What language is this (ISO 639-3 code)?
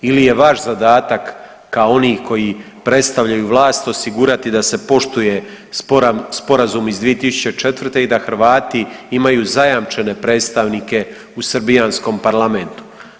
hrv